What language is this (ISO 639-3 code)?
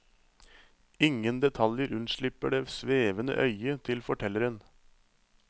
nor